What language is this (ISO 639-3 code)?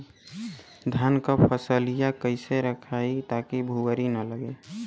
bho